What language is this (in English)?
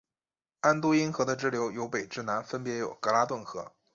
Chinese